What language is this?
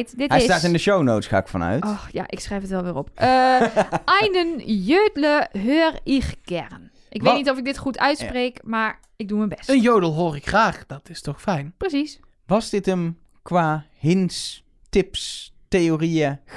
Dutch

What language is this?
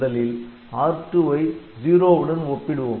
Tamil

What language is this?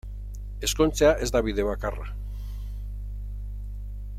Basque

